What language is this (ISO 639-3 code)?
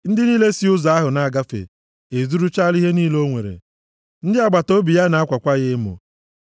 ibo